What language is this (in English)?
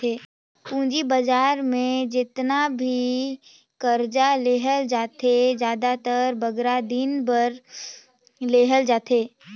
Chhattisgarhi